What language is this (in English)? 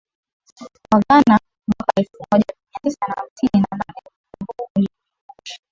Swahili